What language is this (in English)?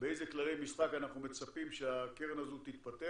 Hebrew